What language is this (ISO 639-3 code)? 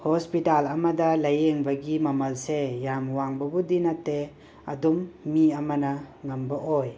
mni